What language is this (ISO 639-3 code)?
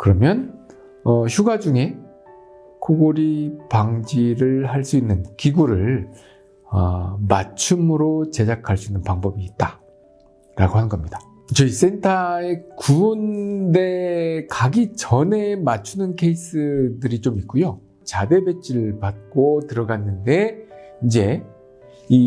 kor